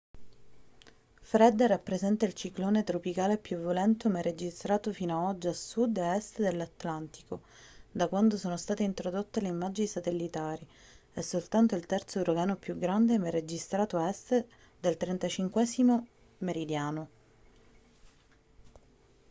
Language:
Italian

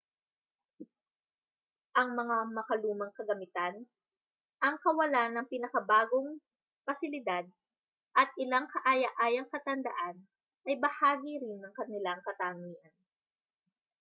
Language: Filipino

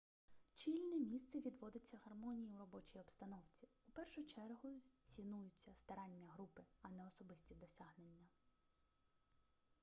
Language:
Ukrainian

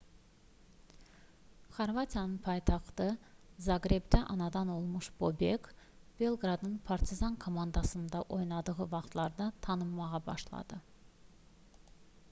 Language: Azerbaijani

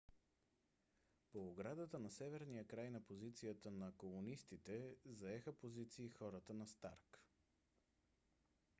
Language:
Bulgarian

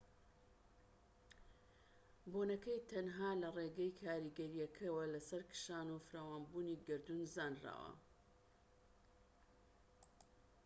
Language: Central Kurdish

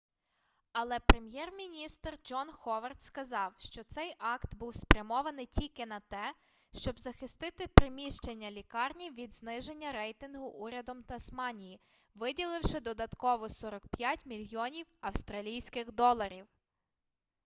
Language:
Ukrainian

